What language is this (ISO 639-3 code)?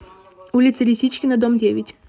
rus